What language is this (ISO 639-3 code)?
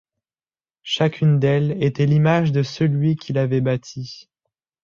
fra